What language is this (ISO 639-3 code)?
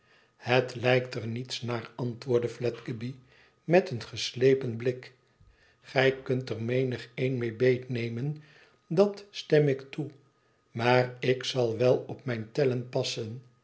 nld